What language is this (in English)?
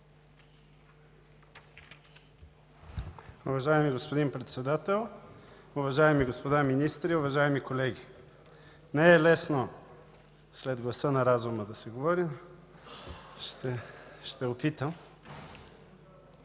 Bulgarian